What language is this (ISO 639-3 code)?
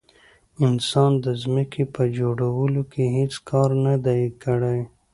pus